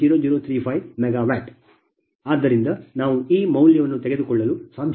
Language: Kannada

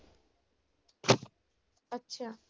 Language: Punjabi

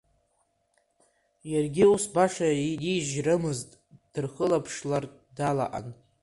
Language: Abkhazian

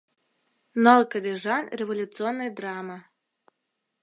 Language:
Mari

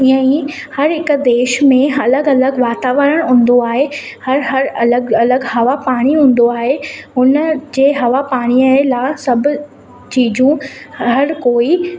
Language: Sindhi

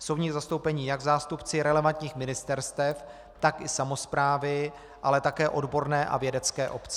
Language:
Czech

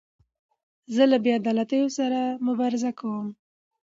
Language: Pashto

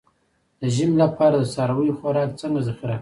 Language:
Pashto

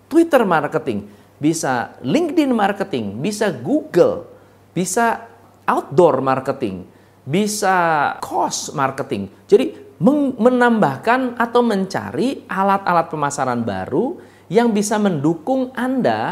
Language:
Indonesian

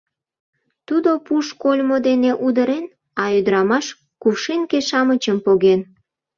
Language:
Mari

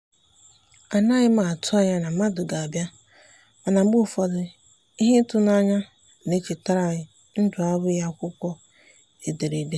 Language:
Igbo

